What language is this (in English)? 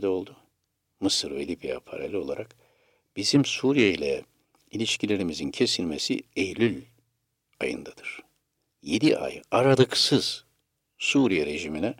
Turkish